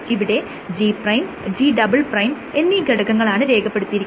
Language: Malayalam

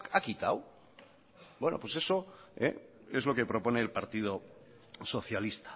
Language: Spanish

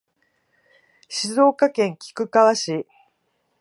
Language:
Japanese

